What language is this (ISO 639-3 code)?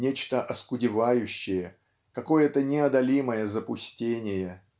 rus